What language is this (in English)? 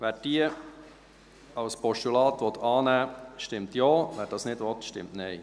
Swiss German